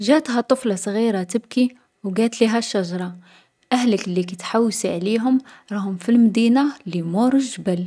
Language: Algerian Arabic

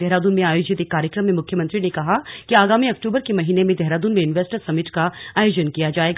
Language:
Hindi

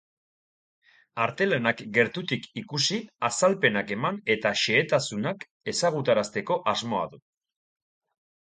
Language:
Basque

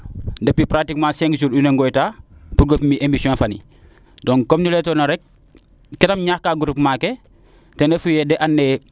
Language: Serer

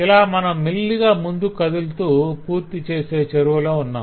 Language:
Telugu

